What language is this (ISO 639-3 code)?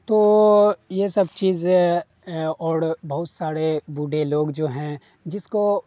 urd